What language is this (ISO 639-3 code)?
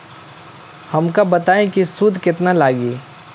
bho